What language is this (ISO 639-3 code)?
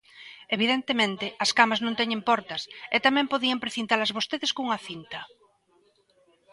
glg